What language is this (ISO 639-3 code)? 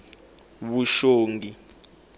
tso